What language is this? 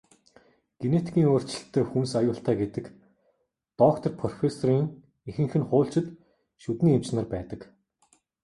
Mongolian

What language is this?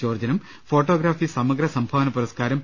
Malayalam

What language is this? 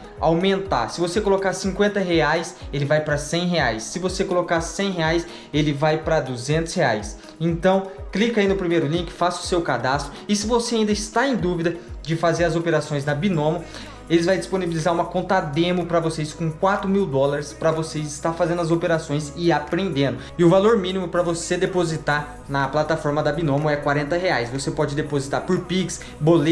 Portuguese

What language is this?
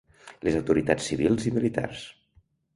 Catalan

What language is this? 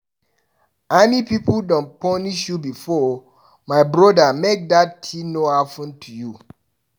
Nigerian Pidgin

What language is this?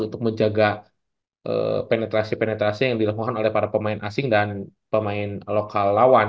Indonesian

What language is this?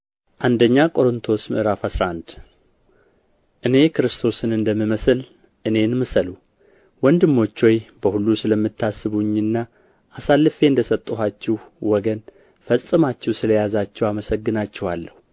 Amharic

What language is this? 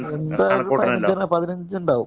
Malayalam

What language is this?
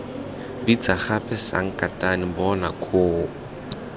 Tswana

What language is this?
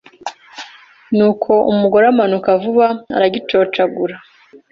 Kinyarwanda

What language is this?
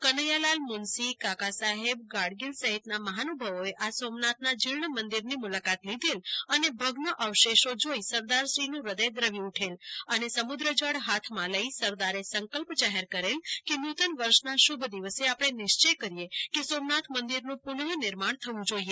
Gujarati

